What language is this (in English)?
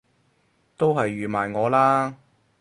Cantonese